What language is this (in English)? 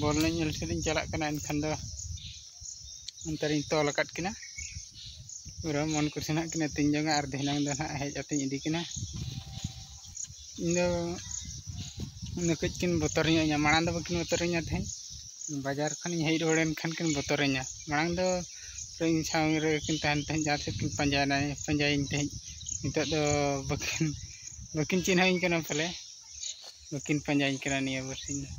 Indonesian